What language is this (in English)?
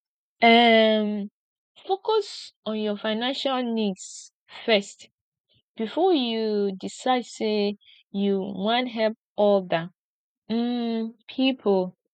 Nigerian Pidgin